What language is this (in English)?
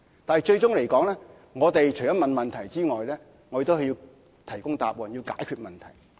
Cantonese